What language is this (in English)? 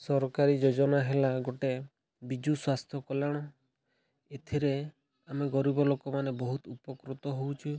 Odia